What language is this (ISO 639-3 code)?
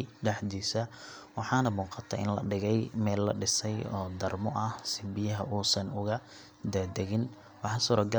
som